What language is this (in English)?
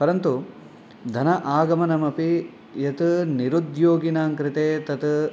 Sanskrit